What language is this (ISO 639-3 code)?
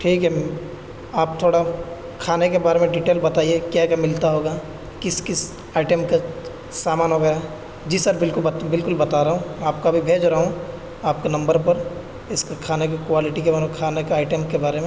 urd